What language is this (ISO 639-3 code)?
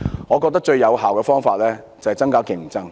yue